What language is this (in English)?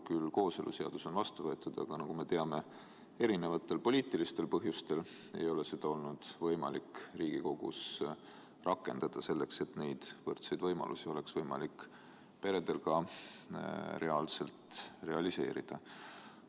Estonian